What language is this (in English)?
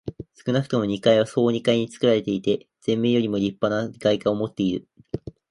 Japanese